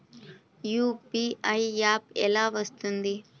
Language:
Telugu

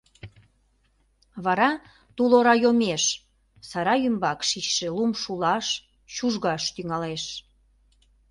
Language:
Mari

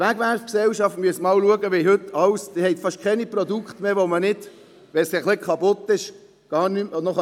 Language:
Swiss German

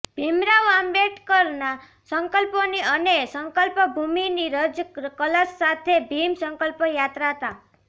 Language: Gujarati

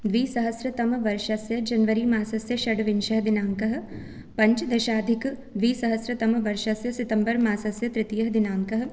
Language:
Sanskrit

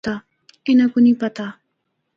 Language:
Northern Hindko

